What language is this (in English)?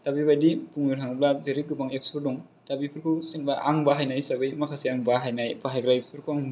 Bodo